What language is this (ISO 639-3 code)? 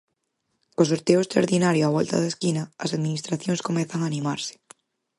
glg